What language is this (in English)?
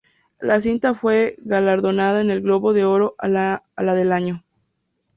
Spanish